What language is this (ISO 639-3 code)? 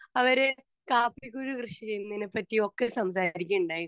mal